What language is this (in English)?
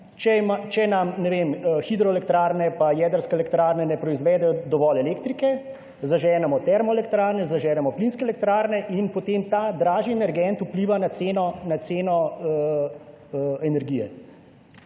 Slovenian